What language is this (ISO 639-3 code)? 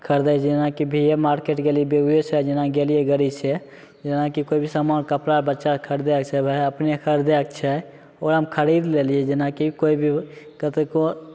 mai